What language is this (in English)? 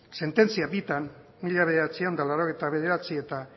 Basque